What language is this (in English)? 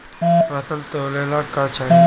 Bhojpuri